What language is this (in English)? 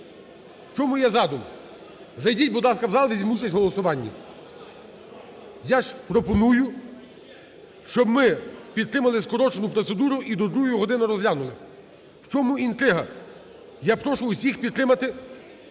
Ukrainian